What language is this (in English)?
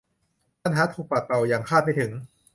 Thai